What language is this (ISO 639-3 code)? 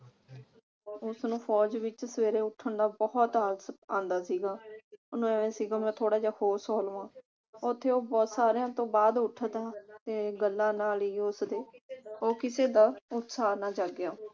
pan